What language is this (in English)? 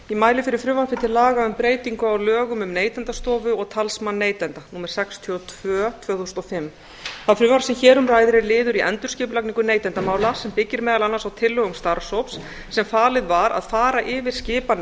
Icelandic